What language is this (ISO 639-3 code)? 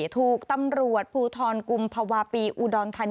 tha